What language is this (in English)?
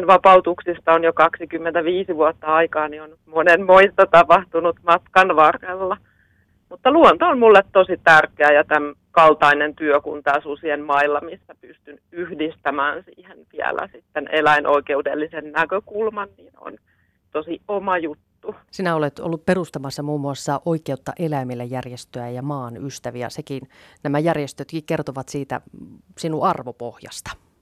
Finnish